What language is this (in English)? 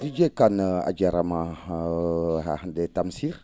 Fula